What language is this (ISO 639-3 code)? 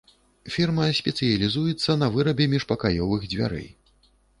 bel